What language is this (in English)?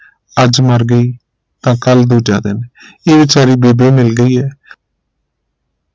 Punjabi